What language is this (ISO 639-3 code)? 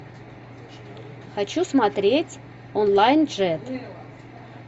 rus